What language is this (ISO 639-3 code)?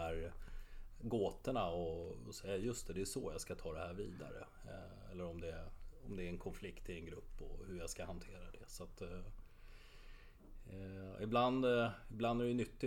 swe